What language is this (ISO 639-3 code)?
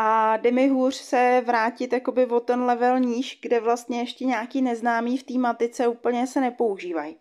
ces